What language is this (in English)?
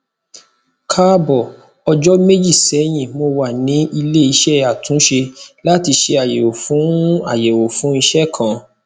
Yoruba